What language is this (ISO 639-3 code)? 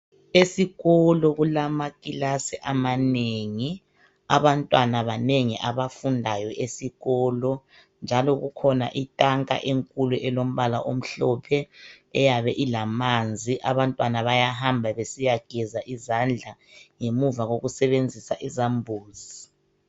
nde